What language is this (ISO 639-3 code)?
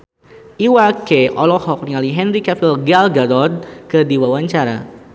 sun